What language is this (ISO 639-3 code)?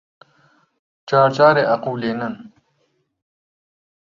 ckb